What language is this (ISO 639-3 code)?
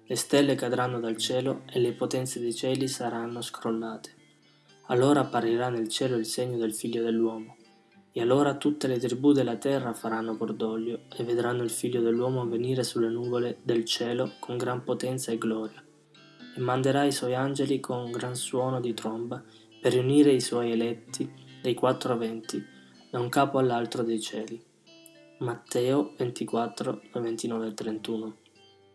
ita